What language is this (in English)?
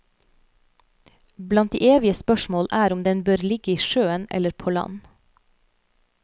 Norwegian